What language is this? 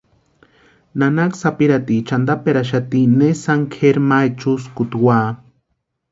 Western Highland Purepecha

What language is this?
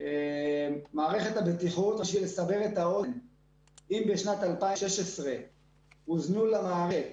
Hebrew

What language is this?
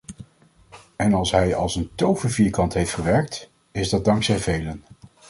Dutch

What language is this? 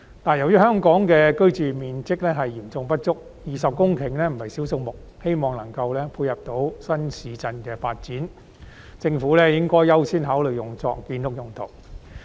Cantonese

